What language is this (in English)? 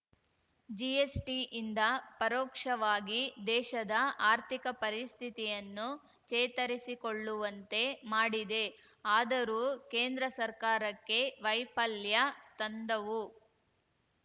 Kannada